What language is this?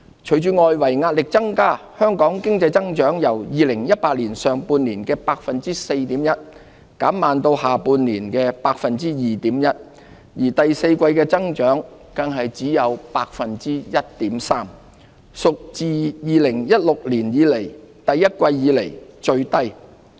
Cantonese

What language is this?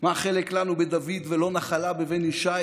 Hebrew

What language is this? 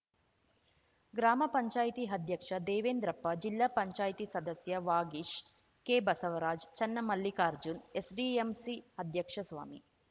Kannada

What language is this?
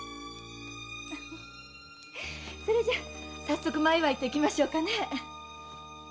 Japanese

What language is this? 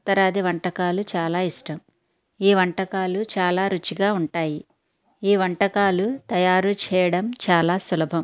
Telugu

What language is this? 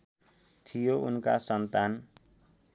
Nepali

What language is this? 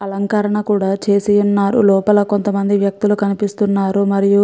Telugu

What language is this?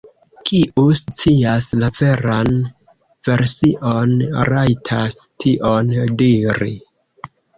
Esperanto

